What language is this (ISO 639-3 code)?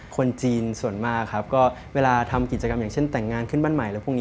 tha